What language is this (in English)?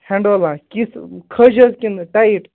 Kashmiri